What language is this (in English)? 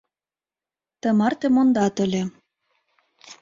Mari